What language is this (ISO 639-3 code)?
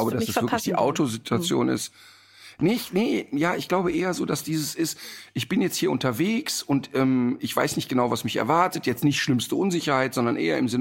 deu